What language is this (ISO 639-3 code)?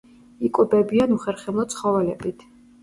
kat